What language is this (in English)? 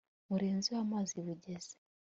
Kinyarwanda